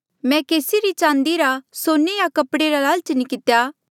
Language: Mandeali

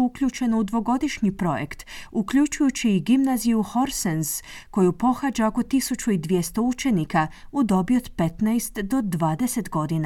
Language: Croatian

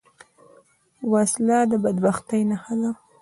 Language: Pashto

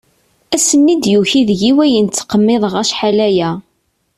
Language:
Kabyle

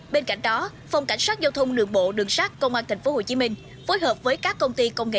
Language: Vietnamese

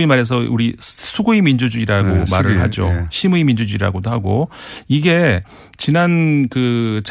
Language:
Korean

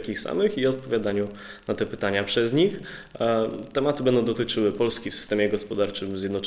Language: Polish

